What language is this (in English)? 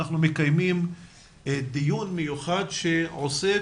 Hebrew